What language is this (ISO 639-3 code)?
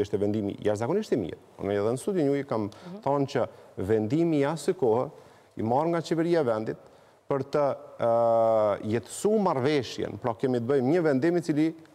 ron